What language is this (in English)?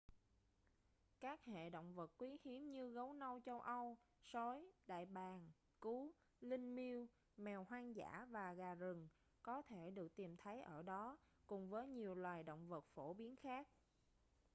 Vietnamese